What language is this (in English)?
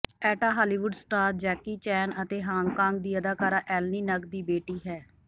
Punjabi